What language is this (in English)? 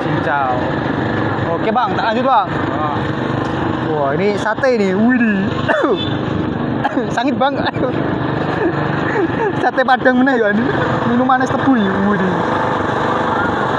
Indonesian